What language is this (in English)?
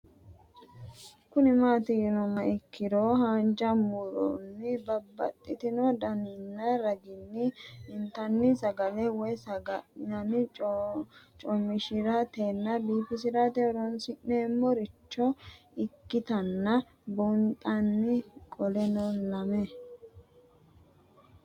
Sidamo